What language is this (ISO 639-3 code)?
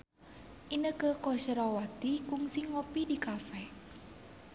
sun